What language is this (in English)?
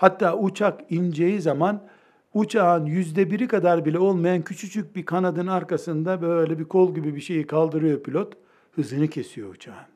Turkish